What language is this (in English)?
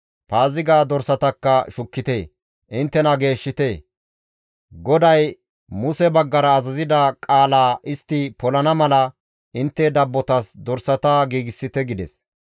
Gamo